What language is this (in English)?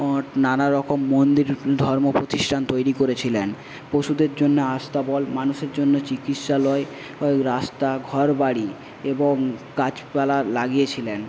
Bangla